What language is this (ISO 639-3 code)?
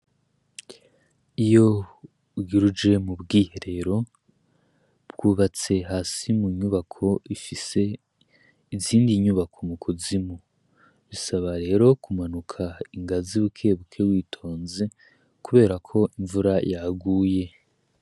run